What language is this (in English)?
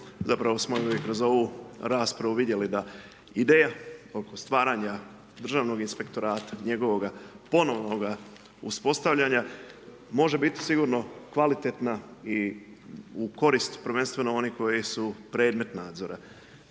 Croatian